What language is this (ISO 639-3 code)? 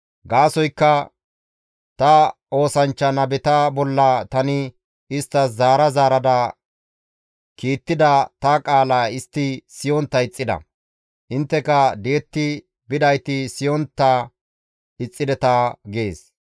gmv